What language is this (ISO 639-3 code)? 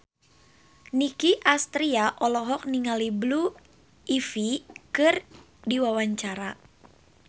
sun